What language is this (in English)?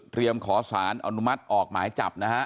Thai